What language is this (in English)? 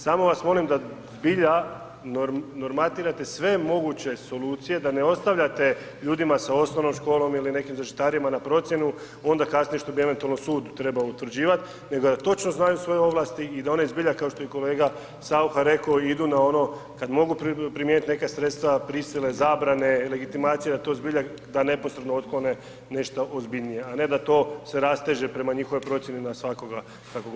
Croatian